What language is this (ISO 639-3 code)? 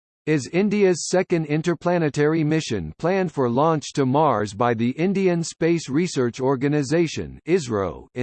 eng